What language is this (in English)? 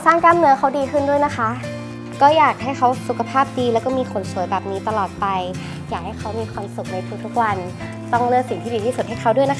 Thai